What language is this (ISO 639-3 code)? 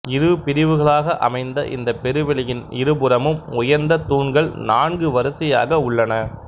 tam